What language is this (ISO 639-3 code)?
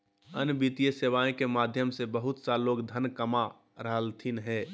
mag